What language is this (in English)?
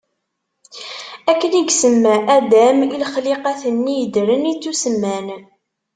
Kabyle